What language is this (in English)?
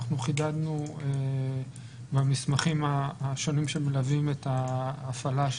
Hebrew